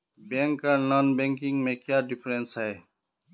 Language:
Magahi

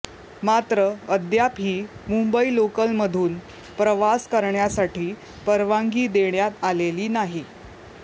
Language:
Marathi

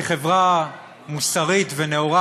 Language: Hebrew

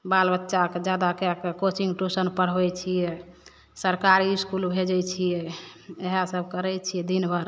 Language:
Maithili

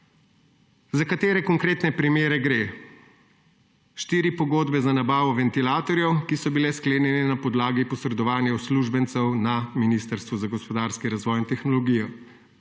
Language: Slovenian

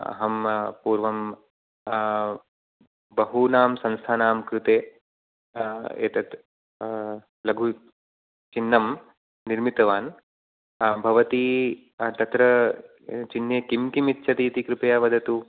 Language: Sanskrit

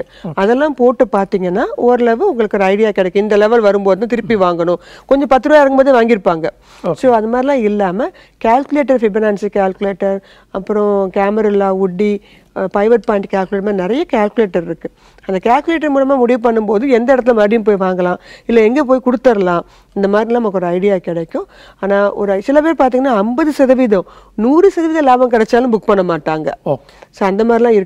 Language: Hindi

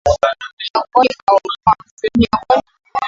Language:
Swahili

